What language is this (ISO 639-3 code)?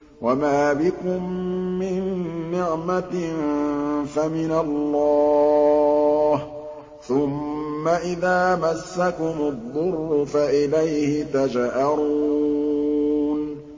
ara